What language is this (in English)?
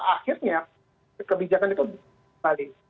Indonesian